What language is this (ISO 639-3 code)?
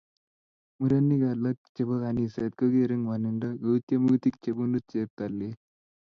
kln